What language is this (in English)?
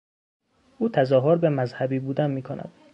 Persian